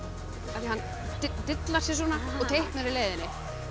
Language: Icelandic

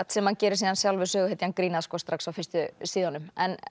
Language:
Icelandic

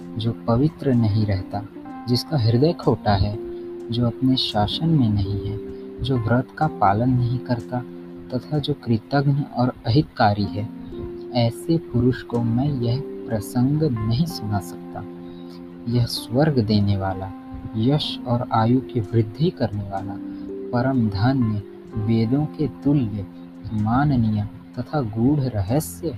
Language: Hindi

